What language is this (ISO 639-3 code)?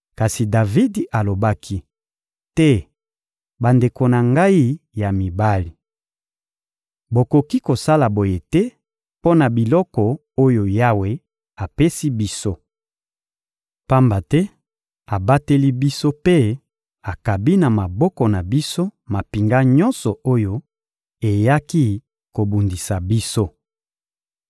lin